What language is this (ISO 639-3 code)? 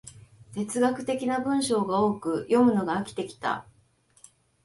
jpn